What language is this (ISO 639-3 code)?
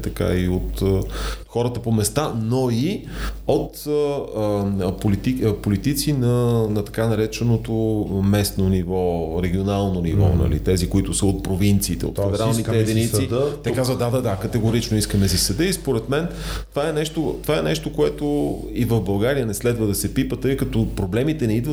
bul